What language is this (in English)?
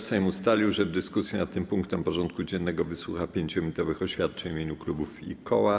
Polish